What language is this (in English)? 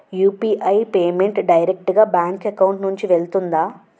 Telugu